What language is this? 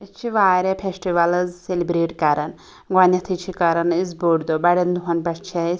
Kashmiri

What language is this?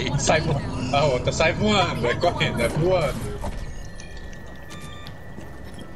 Portuguese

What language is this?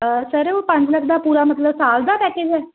Punjabi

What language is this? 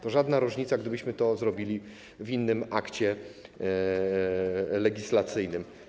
Polish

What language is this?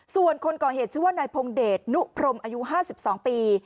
Thai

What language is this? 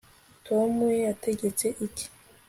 Kinyarwanda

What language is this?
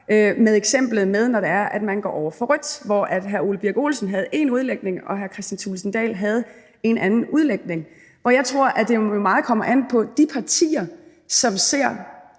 Danish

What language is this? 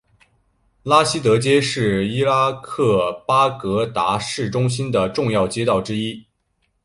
Chinese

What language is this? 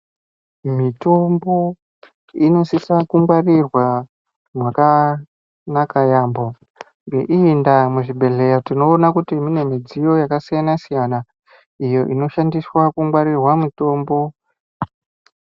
Ndau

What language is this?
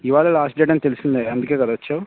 Telugu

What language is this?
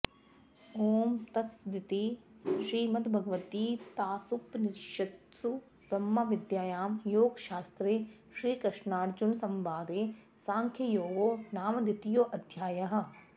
Sanskrit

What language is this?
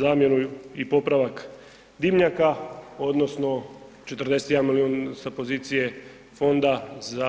Croatian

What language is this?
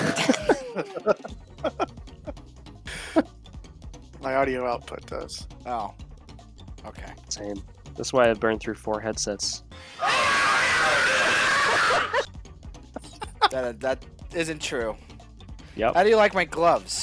English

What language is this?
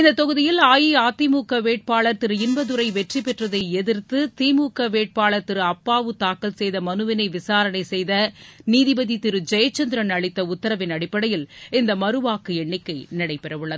Tamil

